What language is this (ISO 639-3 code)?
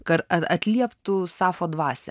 lit